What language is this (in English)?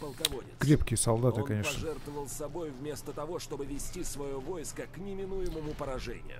Russian